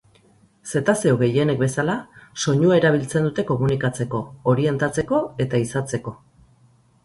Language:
Basque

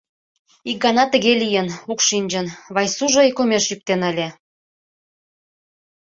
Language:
Mari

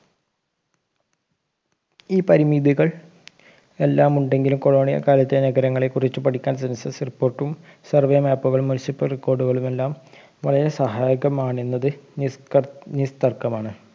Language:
Malayalam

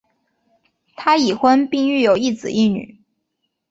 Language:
Chinese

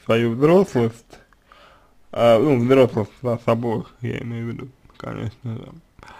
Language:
Russian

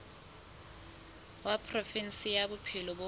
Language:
Southern Sotho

